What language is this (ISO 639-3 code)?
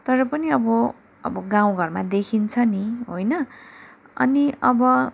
nep